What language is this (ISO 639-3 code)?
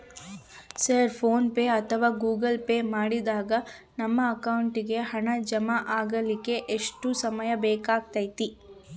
kan